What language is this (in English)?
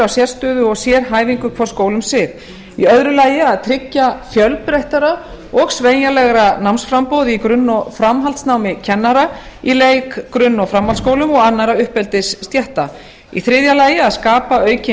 Icelandic